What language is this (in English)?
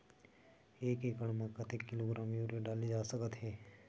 Chhattisgarhi